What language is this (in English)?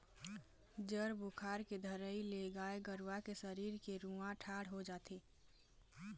Chhattisgarhi